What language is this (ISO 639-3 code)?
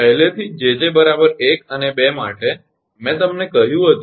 guj